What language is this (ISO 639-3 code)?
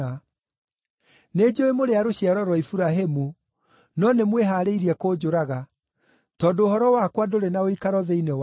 kik